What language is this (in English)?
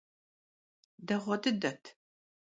Kabardian